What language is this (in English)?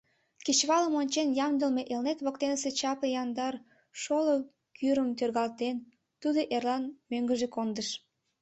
Mari